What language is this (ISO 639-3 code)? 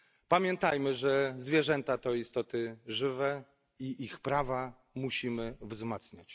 pol